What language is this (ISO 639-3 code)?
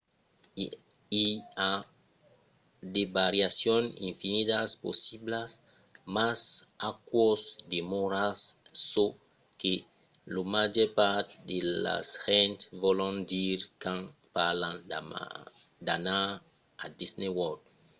oci